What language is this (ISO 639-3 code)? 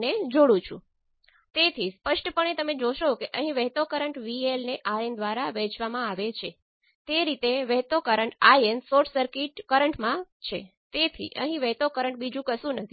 guj